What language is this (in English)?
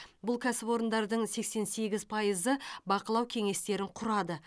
Kazakh